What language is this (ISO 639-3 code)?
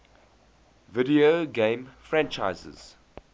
eng